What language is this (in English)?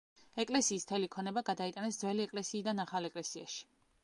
Georgian